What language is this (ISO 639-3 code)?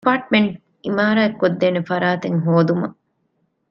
div